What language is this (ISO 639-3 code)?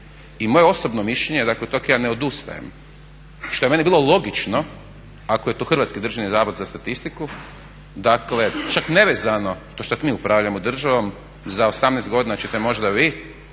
hrv